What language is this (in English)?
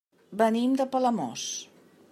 Catalan